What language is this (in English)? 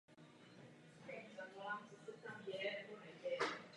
Czech